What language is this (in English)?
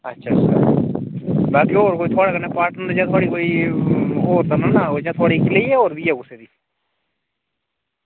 Dogri